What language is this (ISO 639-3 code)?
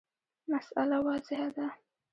pus